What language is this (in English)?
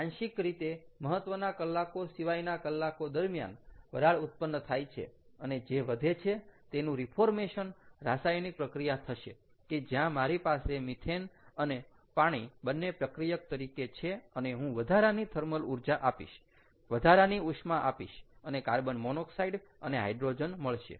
Gujarati